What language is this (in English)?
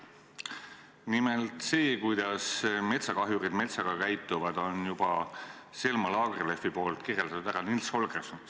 Estonian